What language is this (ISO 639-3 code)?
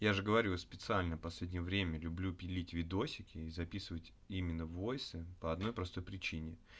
rus